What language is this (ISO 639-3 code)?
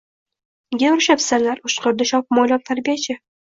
uzb